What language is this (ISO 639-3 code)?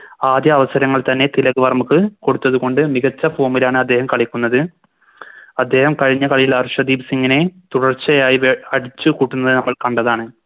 mal